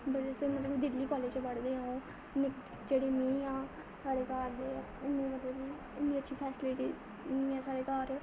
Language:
Dogri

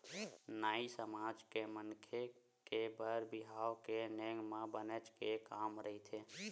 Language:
Chhattisgarhi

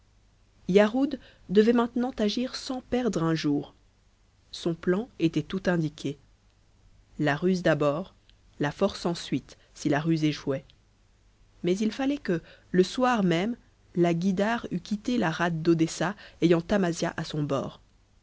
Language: French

